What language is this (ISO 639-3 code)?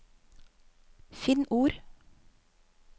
nor